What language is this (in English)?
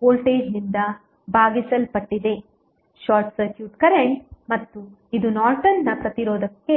Kannada